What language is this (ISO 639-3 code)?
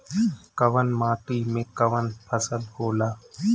bho